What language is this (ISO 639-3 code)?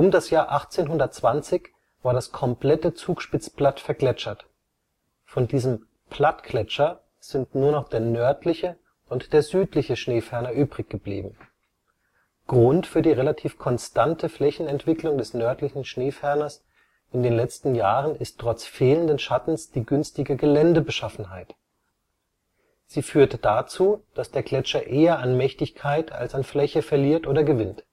deu